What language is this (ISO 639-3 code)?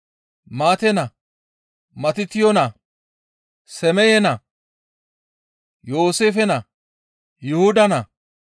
gmv